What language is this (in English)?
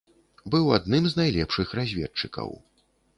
Belarusian